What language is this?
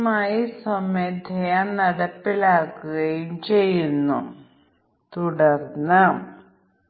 Malayalam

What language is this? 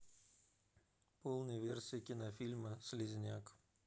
Russian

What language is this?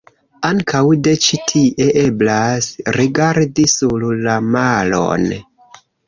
Esperanto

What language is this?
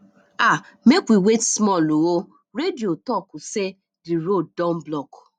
Nigerian Pidgin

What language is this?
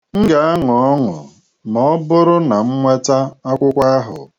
Igbo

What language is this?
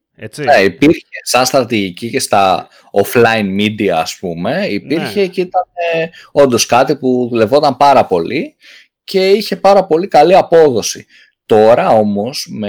Greek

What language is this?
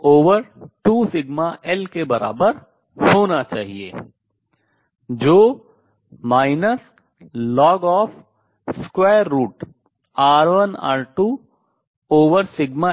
Hindi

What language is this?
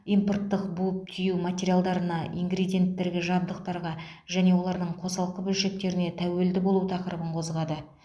Kazakh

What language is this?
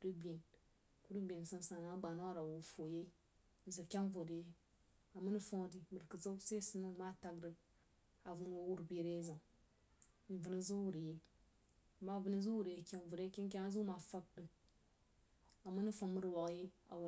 Jiba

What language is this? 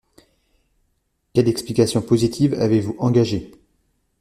French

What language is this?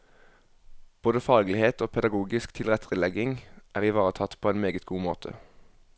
Norwegian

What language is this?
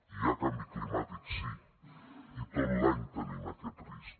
Catalan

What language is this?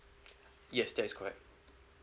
English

